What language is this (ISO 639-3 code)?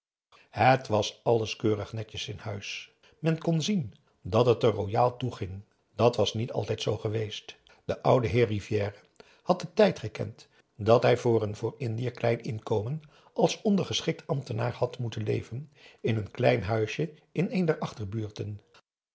nld